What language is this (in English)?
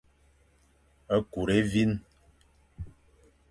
Fang